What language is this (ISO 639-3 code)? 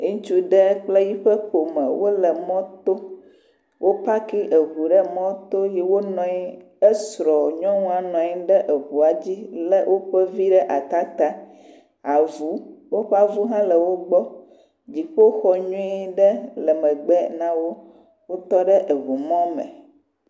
ewe